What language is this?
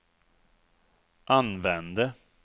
Swedish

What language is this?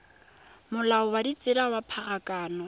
Tswana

